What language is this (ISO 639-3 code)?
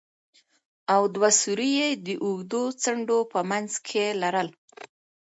pus